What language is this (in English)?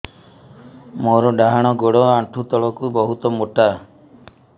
Odia